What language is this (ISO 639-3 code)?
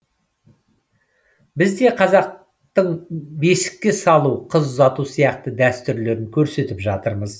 kaz